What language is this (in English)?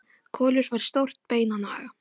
Icelandic